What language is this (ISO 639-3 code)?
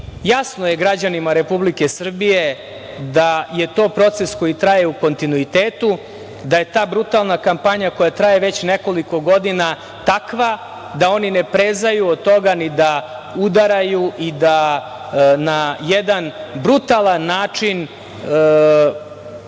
srp